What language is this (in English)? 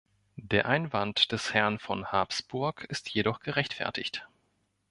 German